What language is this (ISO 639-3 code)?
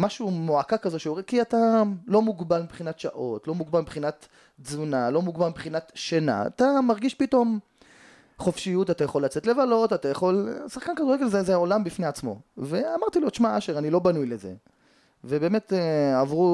heb